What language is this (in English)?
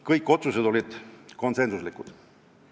Estonian